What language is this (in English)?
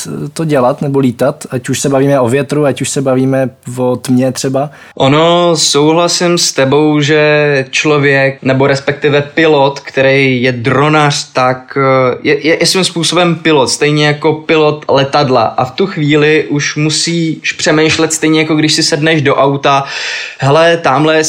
Czech